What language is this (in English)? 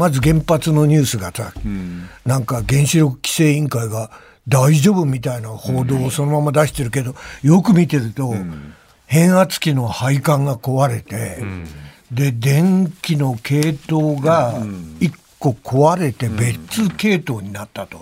Japanese